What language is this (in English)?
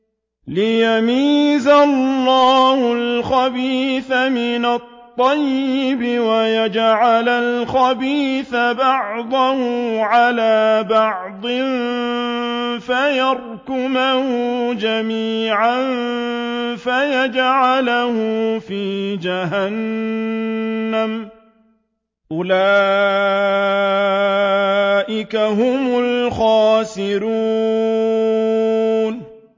Arabic